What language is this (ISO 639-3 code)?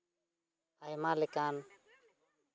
sat